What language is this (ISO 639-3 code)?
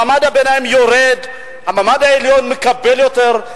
heb